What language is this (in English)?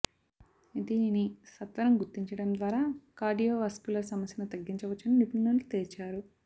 Telugu